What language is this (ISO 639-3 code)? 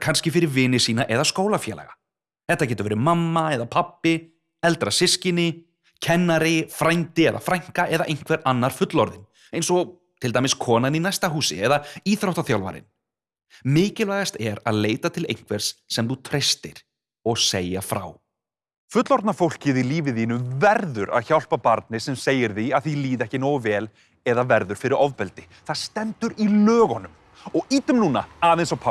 isl